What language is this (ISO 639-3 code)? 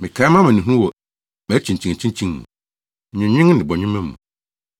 aka